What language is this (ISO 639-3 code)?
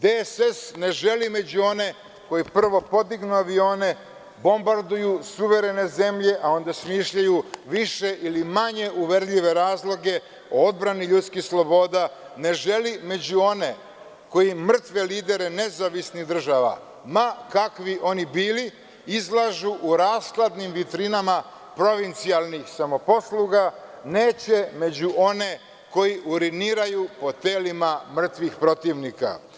srp